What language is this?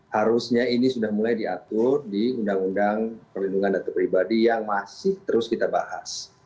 Indonesian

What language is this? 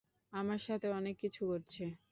Bangla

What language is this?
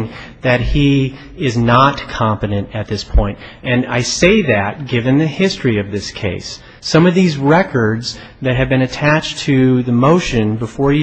English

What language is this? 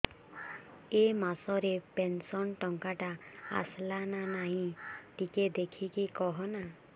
Odia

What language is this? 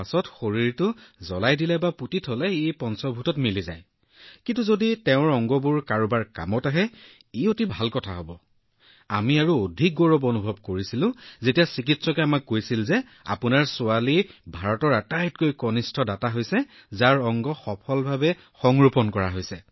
Assamese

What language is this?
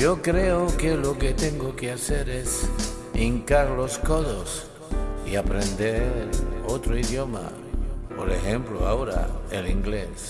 Spanish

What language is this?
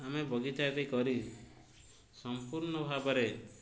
Odia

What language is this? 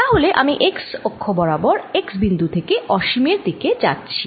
Bangla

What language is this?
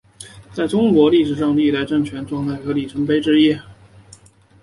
Chinese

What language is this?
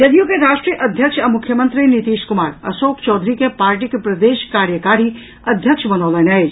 Maithili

